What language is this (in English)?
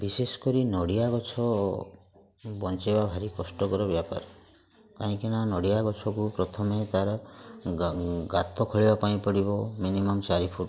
Odia